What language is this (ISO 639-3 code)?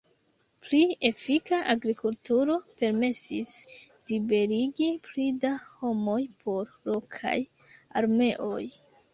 epo